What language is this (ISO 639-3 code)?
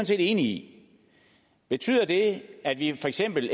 dan